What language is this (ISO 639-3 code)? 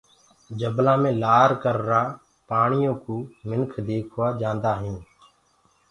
ggg